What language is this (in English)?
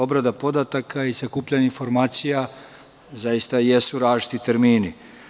Serbian